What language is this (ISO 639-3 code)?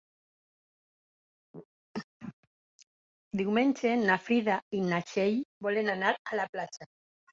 cat